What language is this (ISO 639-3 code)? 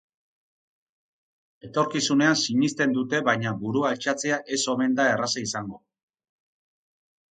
eus